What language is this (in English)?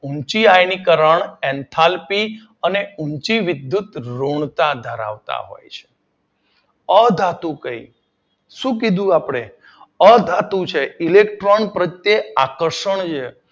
Gujarati